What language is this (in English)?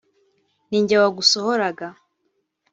Kinyarwanda